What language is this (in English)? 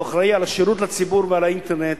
Hebrew